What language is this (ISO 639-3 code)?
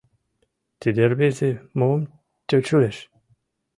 chm